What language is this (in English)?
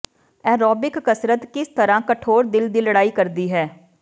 Punjabi